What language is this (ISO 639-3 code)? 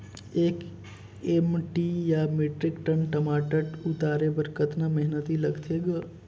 hne